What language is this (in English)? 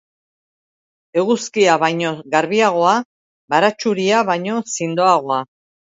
Basque